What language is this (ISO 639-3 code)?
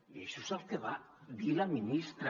cat